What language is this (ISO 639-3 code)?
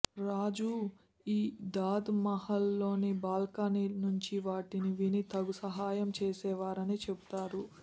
tel